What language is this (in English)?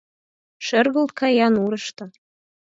Mari